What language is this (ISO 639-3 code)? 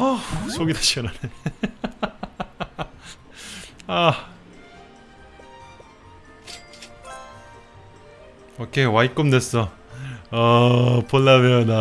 kor